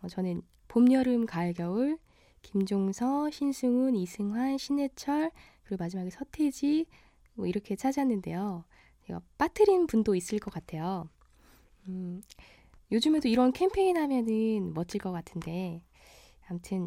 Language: Korean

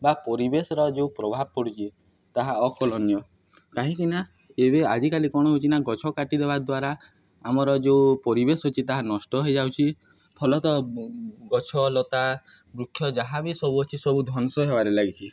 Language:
Odia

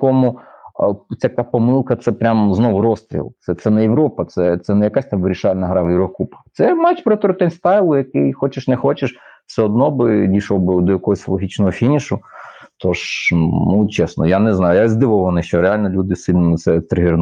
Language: Ukrainian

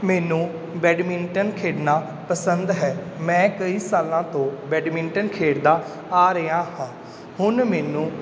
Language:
Punjabi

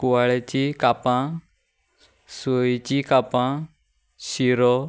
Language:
Konkani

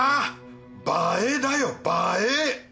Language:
Japanese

